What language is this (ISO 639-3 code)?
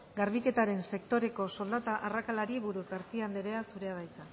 eus